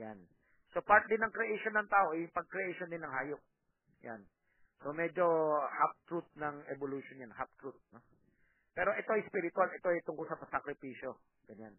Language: Filipino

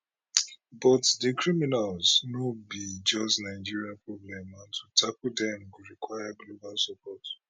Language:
Nigerian Pidgin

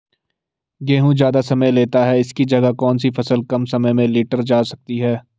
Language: Hindi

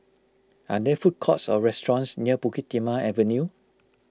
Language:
English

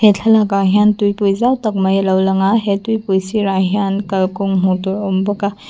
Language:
Mizo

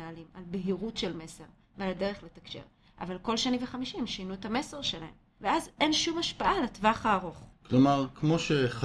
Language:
Hebrew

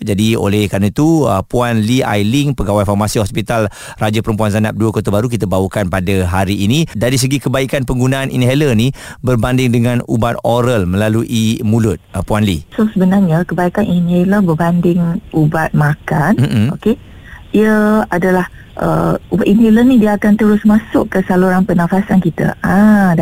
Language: Malay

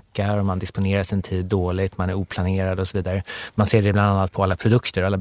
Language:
Swedish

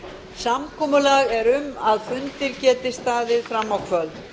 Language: Icelandic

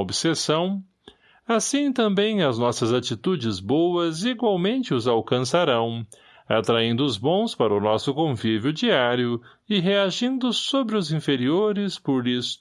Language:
Portuguese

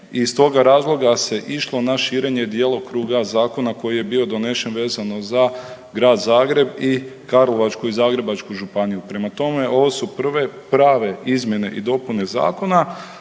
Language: Croatian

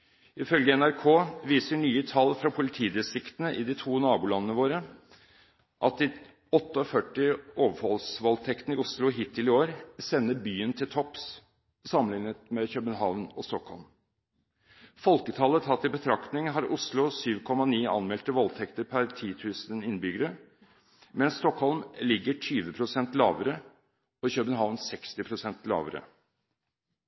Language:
Norwegian Bokmål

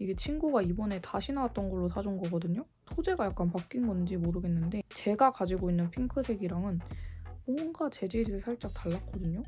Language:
Korean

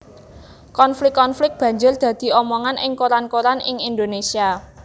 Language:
Javanese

